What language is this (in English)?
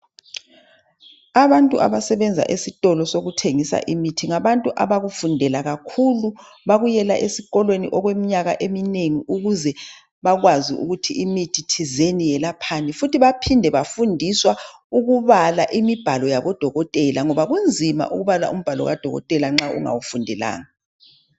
North Ndebele